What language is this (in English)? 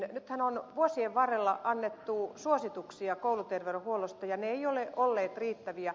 Finnish